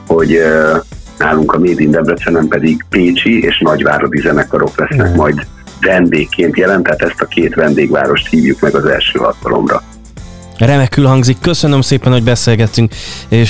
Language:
Hungarian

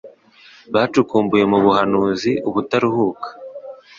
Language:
Kinyarwanda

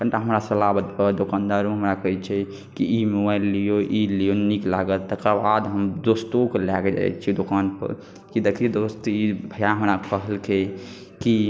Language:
Maithili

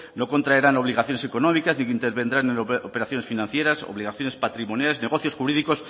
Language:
Spanish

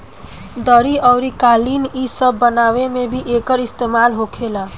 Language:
Bhojpuri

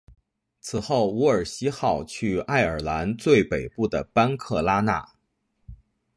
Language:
Chinese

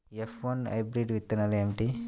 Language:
Telugu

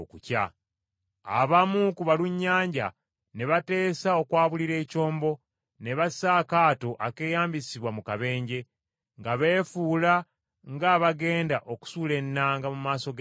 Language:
Ganda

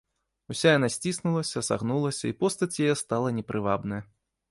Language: Belarusian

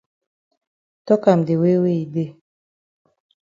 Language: Cameroon Pidgin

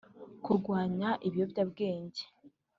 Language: Kinyarwanda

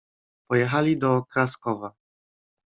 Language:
Polish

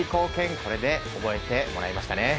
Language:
Japanese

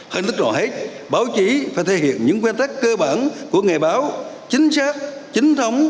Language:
Vietnamese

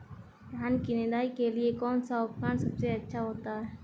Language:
Hindi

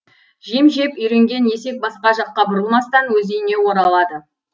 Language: Kazakh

